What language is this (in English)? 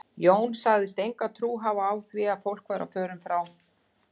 Icelandic